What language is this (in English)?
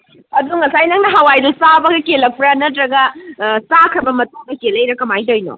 Manipuri